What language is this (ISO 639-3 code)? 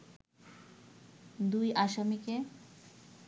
ben